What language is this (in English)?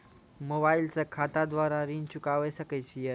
Maithili